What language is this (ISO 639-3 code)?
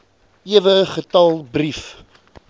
afr